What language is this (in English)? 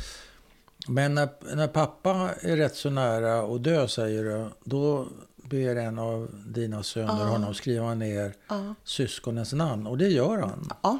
Swedish